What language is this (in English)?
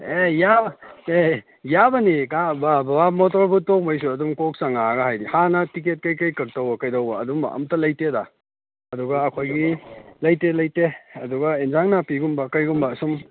Manipuri